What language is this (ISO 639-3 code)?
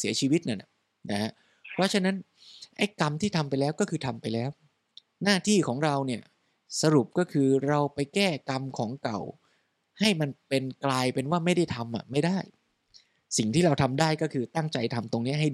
tha